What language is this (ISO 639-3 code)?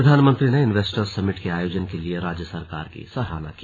hin